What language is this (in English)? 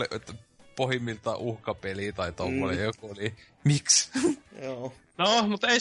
Finnish